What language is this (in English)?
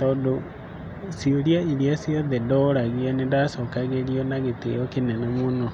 Kikuyu